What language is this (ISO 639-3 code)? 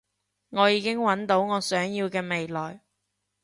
yue